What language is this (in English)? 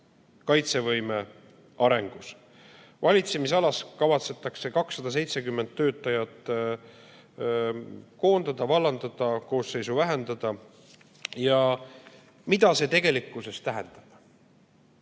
Estonian